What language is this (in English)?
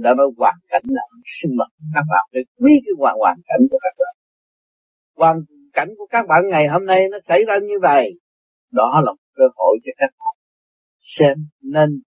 Vietnamese